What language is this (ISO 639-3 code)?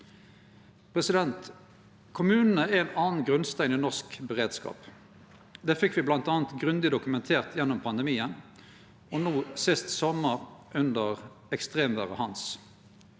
nor